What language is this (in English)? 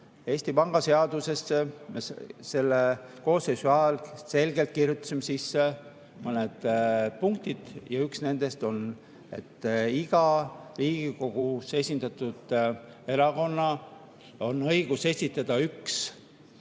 Estonian